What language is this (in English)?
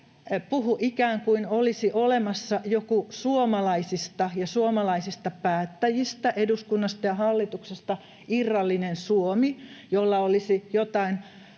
Finnish